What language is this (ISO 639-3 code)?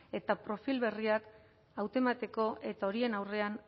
eus